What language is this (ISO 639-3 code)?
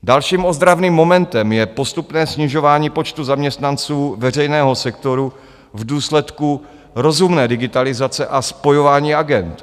ces